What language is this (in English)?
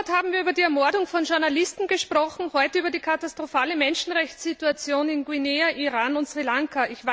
German